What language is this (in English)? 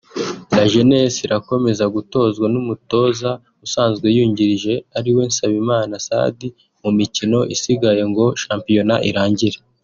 Kinyarwanda